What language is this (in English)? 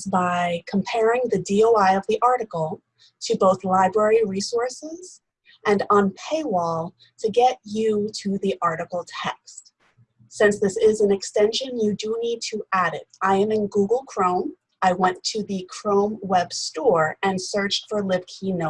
English